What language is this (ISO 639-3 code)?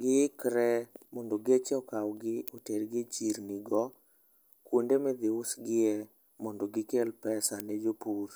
luo